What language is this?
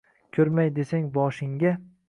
Uzbek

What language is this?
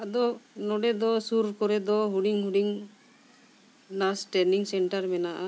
Santali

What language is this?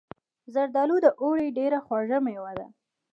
Pashto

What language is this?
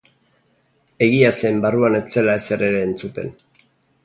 Basque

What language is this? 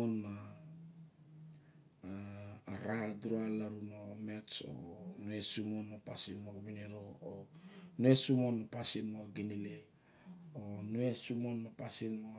Barok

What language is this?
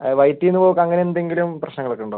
Malayalam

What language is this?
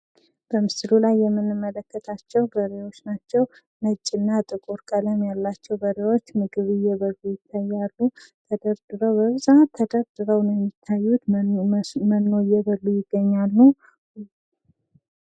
Amharic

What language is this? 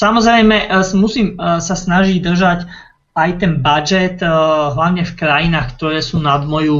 Slovak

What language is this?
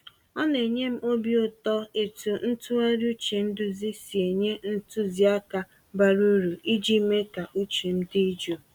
Igbo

